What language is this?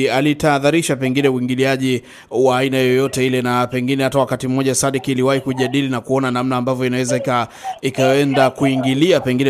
Swahili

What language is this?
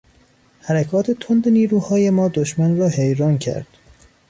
Persian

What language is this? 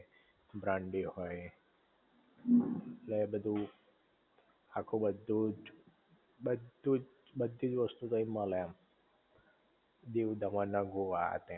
Gujarati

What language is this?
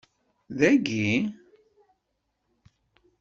Kabyle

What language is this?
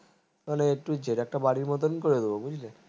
Bangla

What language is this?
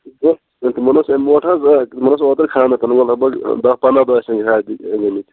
Kashmiri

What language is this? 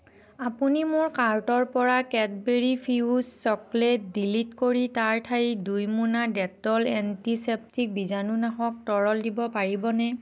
Assamese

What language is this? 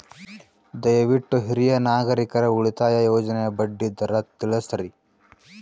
Kannada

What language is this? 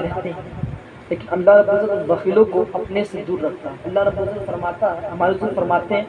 Urdu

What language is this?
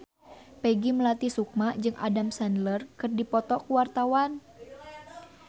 Sundanese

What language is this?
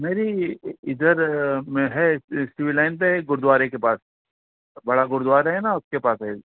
Urdu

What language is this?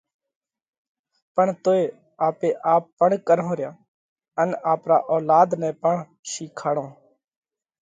Parkari Koli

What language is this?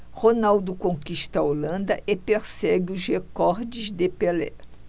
Portuguese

